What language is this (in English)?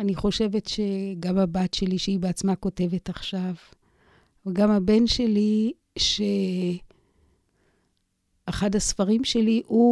Hebrew